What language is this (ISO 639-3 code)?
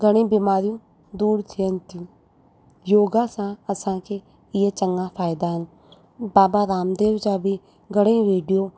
snd